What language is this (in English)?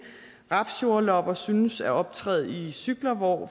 Danish